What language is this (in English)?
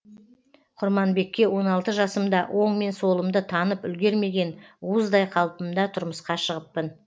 Kazakh